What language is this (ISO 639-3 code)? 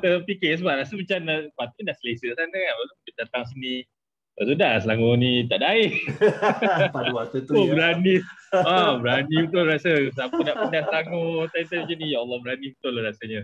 msa